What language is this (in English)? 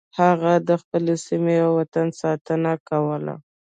Pashto